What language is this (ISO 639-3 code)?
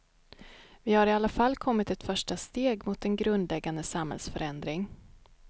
swe